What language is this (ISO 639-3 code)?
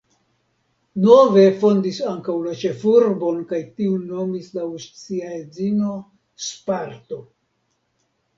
epo